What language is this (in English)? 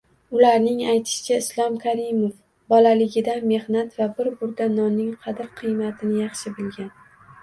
Uzbek